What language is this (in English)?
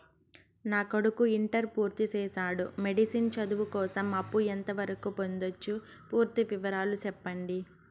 Telugu